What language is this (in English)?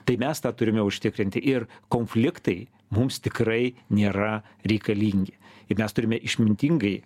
Lithuanian